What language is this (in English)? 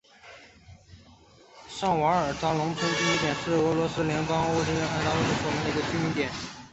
Chinese